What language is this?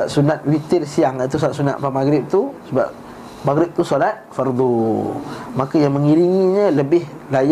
Malay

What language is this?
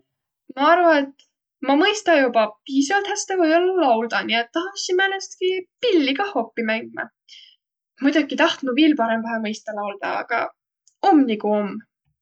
Võro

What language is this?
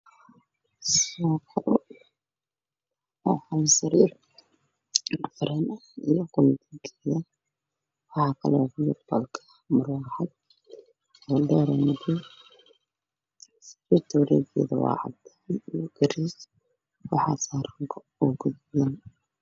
Somali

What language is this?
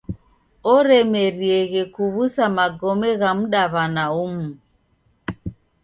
Taita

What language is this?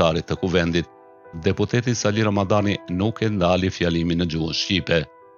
Romanian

